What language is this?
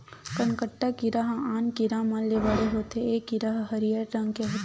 Chhattisgarhi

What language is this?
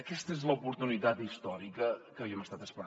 Catalan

